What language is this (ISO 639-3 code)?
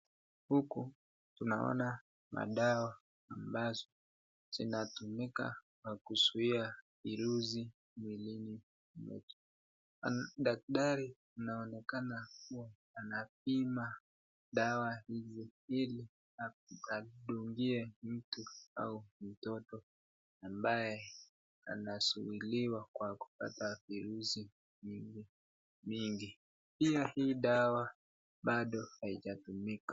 swa